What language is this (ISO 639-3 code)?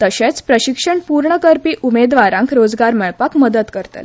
kok